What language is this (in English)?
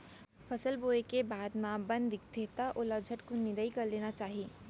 Chhattisgarhi